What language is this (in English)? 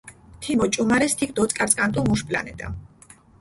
Mingrelian